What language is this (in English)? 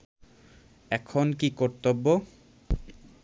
Bangla